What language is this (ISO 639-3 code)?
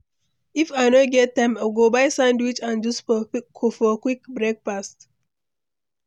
pcm